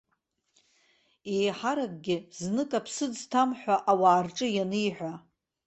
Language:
Abkhazian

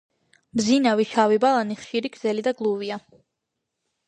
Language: Georgian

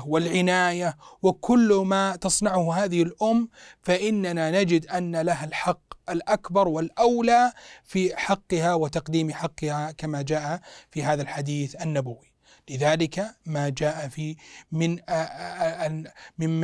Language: Arabic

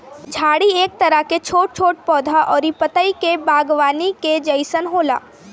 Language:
Bhojpuri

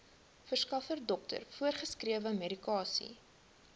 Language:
Afrikaans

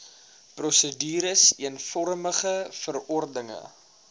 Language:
Afrikaans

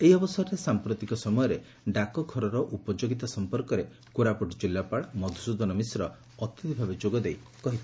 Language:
Odia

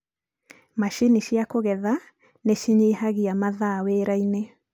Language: Kikuyu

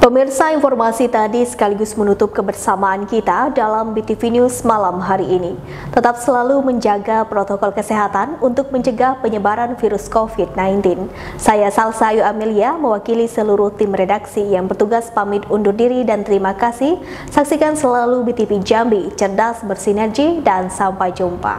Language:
Indonesian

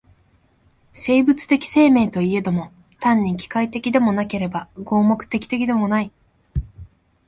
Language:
Japanese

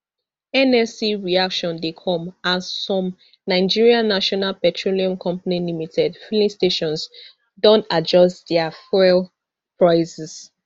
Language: Nigerian Pidgin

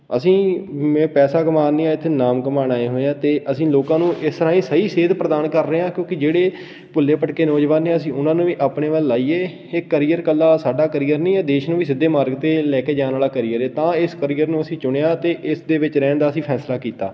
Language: Punjabi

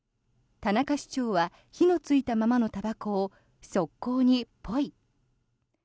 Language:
Japanese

